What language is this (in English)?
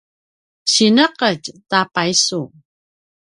Paiwan